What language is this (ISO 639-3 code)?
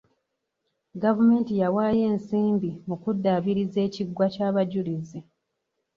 lug